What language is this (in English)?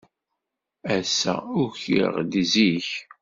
Kabyle